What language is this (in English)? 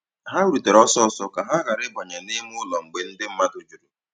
Igbo